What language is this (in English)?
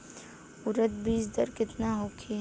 Bhojpuri